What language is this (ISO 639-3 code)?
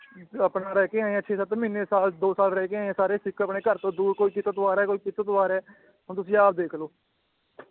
pan